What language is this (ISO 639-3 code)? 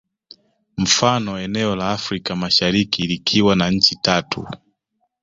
swa